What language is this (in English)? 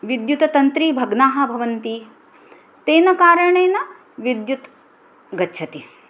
Sanskrit